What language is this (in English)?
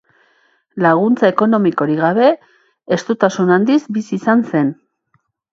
Basque